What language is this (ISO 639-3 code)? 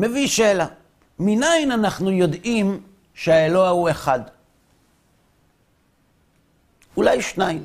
heb